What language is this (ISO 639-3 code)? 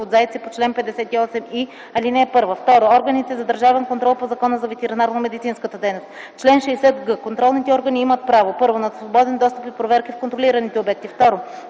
bul